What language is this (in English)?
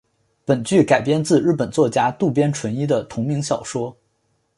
Chinese